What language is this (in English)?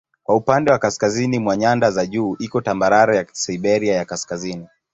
Swahili